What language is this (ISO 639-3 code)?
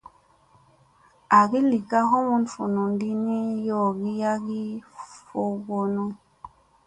mse